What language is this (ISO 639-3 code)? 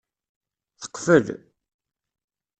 kab